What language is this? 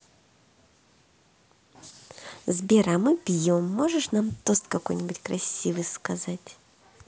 Russian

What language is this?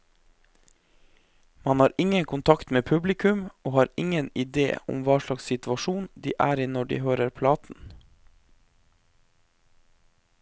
Norwegian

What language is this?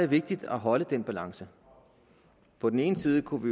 Danish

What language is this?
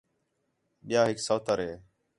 Khetrani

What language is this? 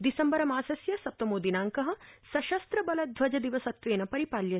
Sanskrit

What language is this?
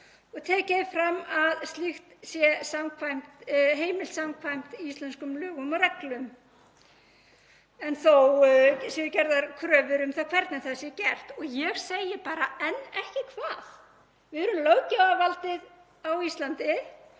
Icelandic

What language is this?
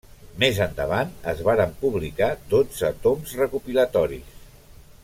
Catalan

